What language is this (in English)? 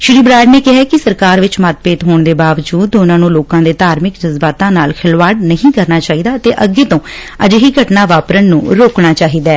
Punjabi